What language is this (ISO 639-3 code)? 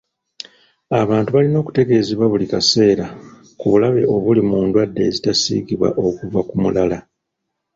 lug